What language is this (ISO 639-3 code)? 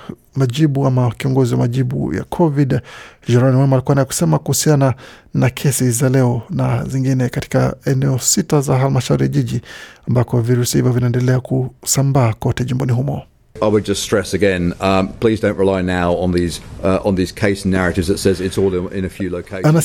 swa